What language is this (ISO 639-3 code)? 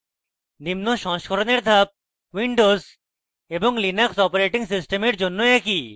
ben